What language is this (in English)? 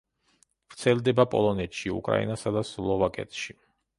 Georgian